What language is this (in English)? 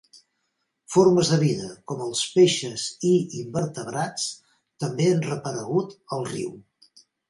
Catalan